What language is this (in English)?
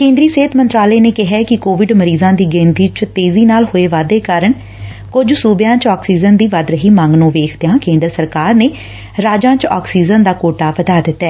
Punjabi